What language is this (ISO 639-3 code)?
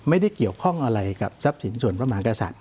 tha